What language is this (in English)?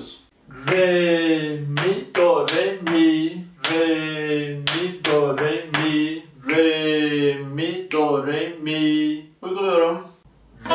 Turkish